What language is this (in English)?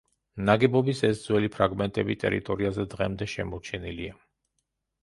Georgian